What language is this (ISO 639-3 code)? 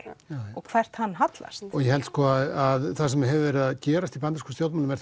isl